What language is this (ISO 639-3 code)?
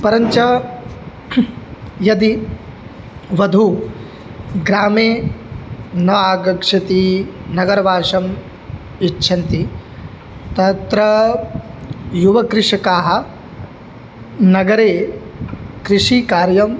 san